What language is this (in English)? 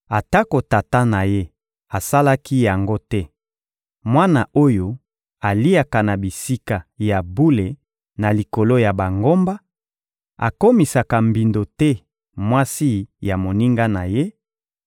Lingala